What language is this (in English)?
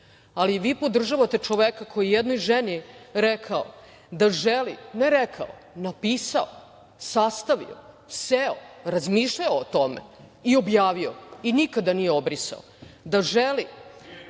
Serbian